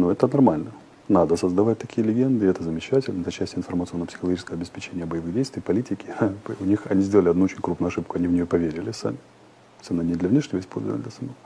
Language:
Russian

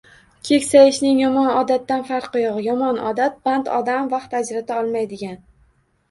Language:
Uzbek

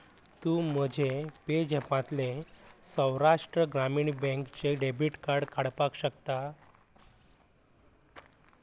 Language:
Konkani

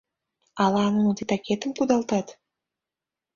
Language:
Mari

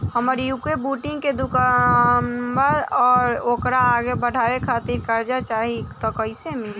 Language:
Bhojpuri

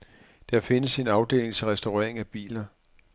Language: Danish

